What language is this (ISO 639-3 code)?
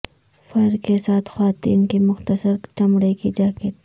urd